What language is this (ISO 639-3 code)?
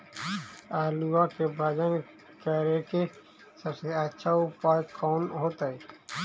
mag